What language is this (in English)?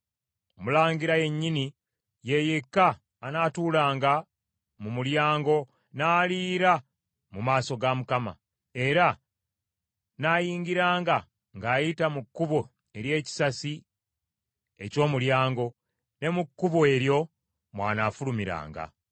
Ganda